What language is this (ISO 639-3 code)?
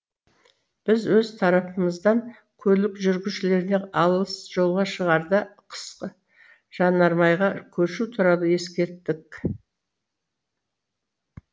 kaz